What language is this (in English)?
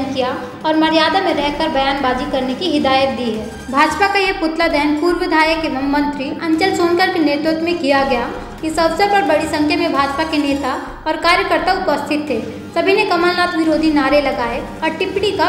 Hindi